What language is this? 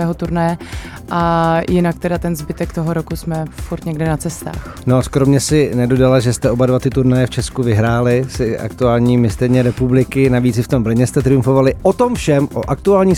Czech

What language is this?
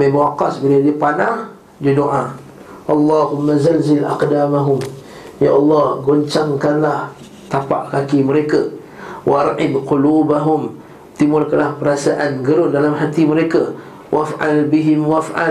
Malay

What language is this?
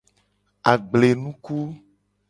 Gen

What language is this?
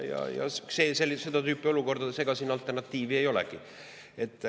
Estonian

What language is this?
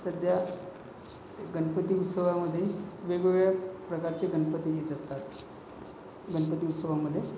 Marathi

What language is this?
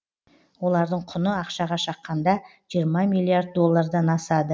Kazakh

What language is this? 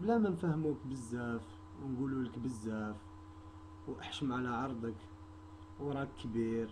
Arabic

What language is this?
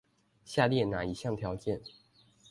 Chinese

